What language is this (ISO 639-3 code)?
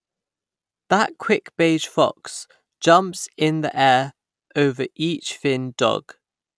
eng